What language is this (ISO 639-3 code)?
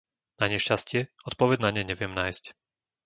slk